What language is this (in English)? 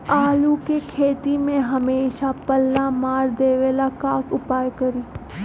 Magahi